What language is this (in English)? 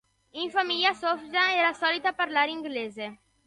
Italian